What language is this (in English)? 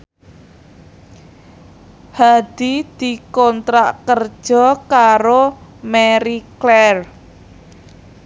Javanese